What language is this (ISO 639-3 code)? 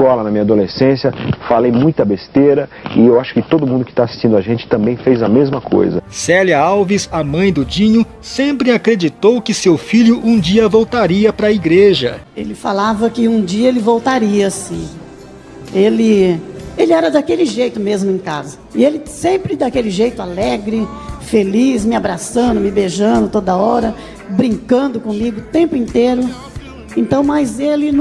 por